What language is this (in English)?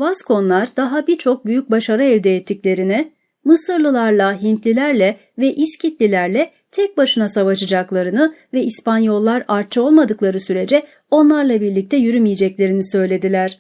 Turkish